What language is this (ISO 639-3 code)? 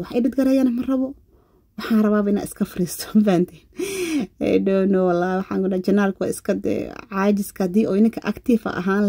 ara